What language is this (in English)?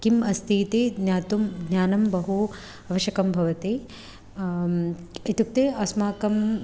Sanskrit